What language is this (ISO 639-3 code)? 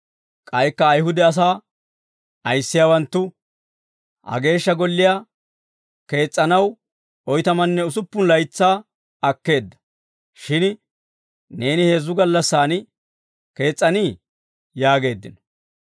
dwr